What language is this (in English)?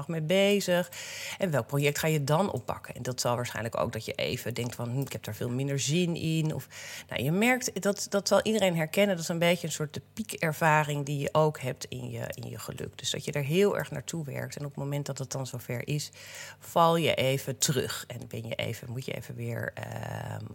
Dutch